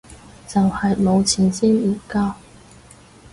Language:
Cantonese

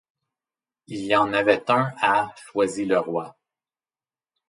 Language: French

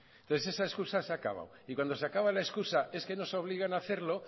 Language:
Spanish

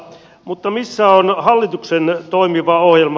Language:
Finnish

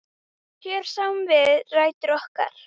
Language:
Icelandic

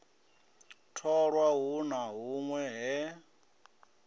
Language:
Venda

